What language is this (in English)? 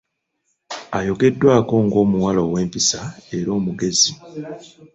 Ganda